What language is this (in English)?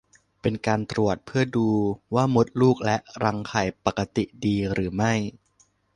Thai